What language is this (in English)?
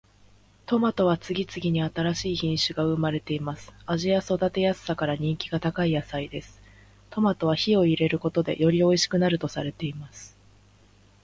Japanese